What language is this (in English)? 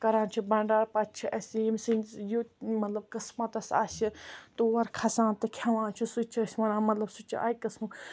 Kashmiri